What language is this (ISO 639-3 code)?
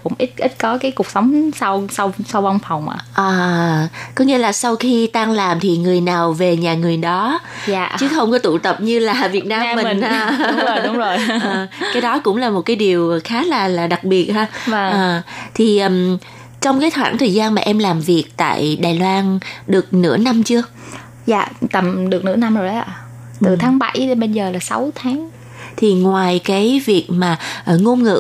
vie